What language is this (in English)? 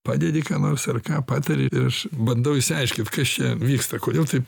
Lithuanian